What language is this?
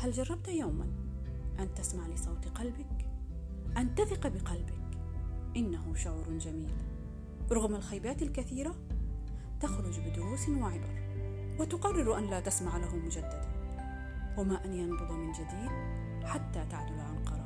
Arabic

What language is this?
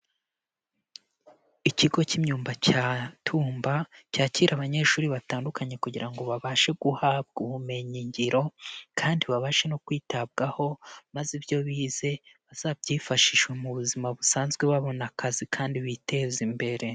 Kinyarwanda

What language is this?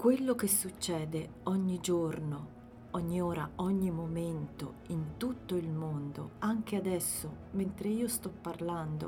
Italian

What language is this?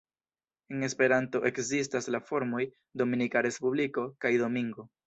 Esperanto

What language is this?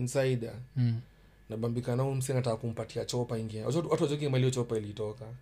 Swahili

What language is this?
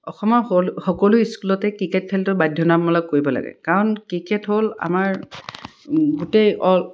Assamese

